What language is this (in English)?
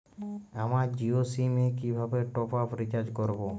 Bangla